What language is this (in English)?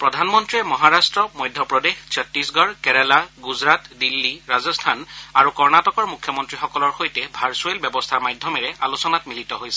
Assamese